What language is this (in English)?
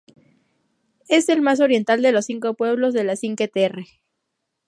Spanish